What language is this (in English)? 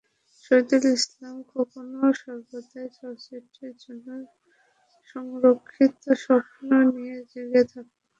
Bangla